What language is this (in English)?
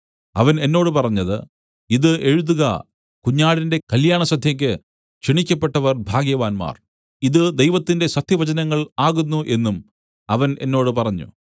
Malayalam